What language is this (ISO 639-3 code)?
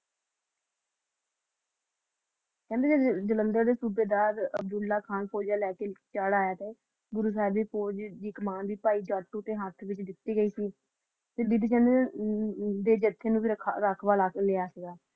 pan